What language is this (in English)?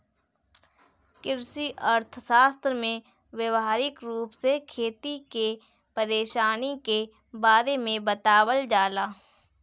Bhojpuri